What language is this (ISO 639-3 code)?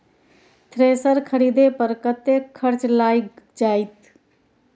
mai